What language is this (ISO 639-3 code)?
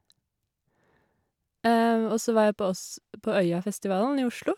nor